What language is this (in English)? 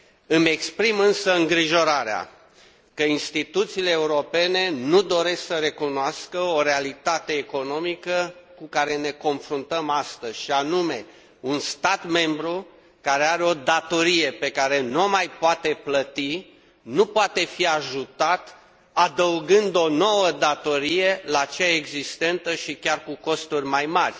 Romanian